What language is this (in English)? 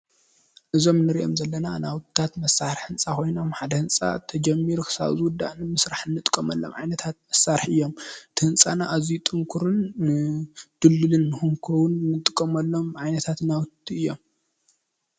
Tigrinya